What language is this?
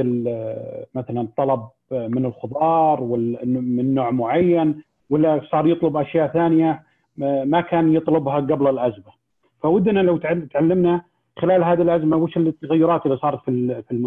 Arabic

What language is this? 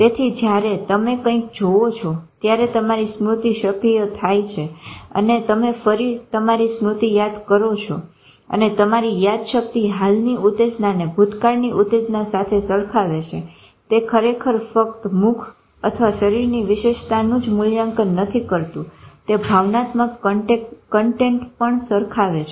Gujarati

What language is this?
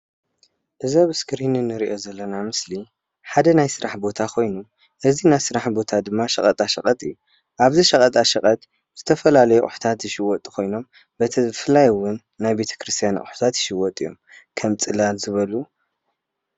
Tigrinya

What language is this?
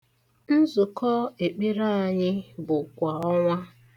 Igbo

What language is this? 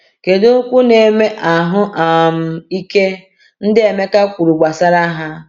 Igbo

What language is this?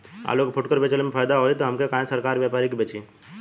Bhojpuri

